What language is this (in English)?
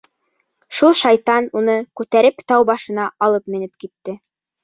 Bashkir